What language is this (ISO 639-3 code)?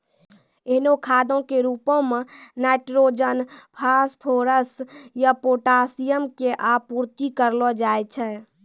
mai